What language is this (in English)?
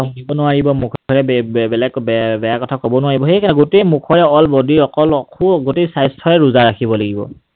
Assamese